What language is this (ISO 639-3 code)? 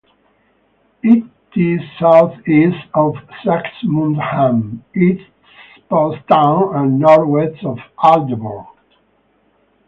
eng